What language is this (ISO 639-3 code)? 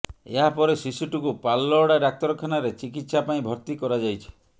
ori